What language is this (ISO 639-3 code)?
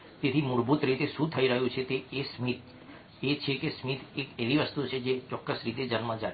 guj